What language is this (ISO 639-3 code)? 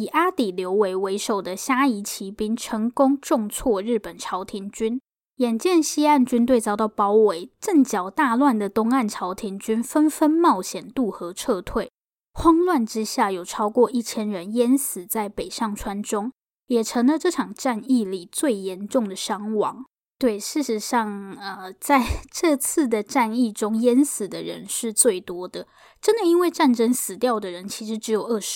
zho